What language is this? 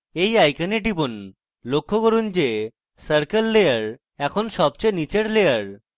Bangla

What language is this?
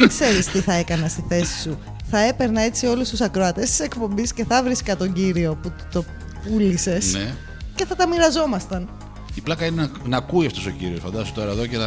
Greek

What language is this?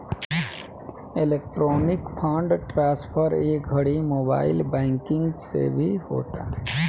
Bhojpuri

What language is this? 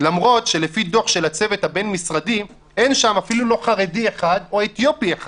Hebrew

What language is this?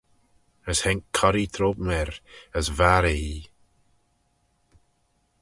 Manx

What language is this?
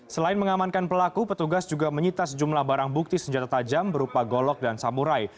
Indonesian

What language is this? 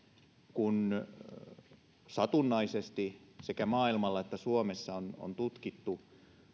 Finnish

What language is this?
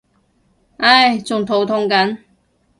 Cantonese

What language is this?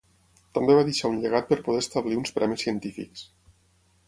Catalan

